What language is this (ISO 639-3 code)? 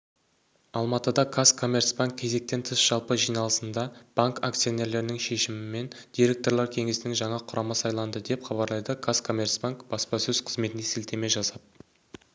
kaz